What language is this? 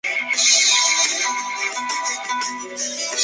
Chinese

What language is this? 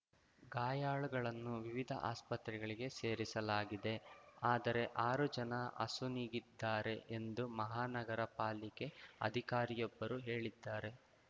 Kannada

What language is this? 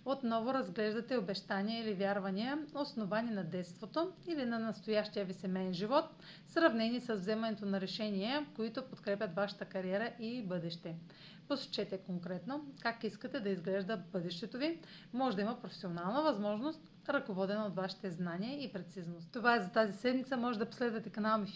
Bulgarian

